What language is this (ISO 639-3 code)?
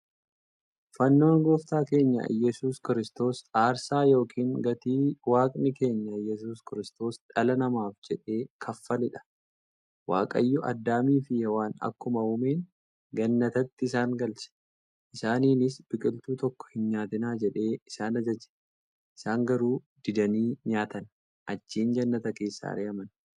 orm